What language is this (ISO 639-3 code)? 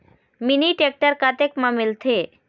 hne